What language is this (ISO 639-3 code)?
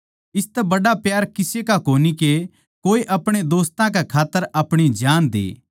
bgc